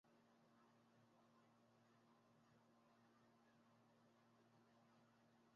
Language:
Ganda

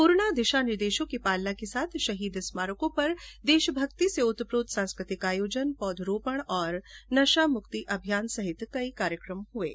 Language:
Hindi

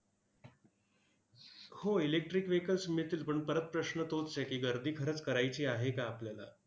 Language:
Marathi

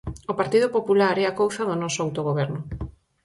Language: Galician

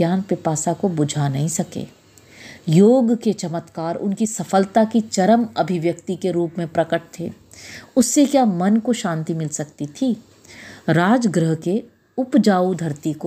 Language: Hindi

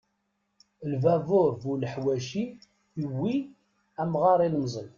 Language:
Kabyle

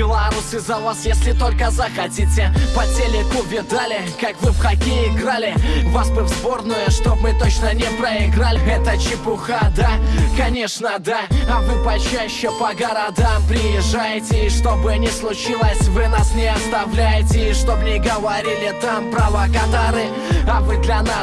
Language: Russian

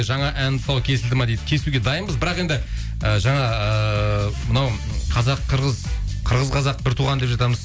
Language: Kazakh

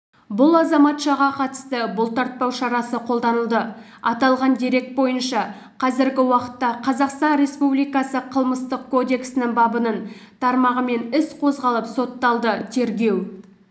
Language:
Kazakh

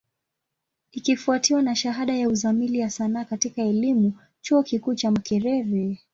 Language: Swahili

